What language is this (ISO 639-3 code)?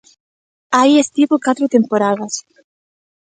glg